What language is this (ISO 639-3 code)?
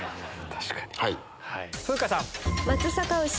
jpn